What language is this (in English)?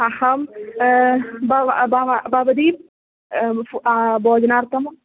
Sanskrit